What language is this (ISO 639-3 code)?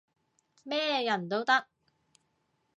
yue